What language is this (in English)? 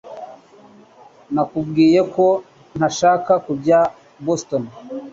Kinyarwanda